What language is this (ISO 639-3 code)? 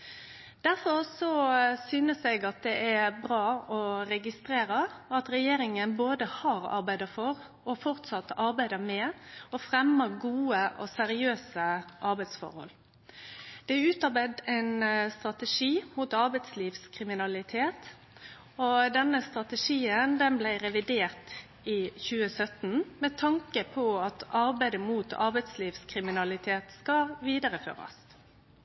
nno